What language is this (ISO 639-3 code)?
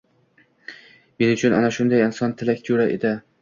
uzb